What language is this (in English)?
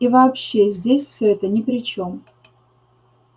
Russian